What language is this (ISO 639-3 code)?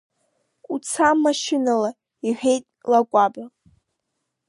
abk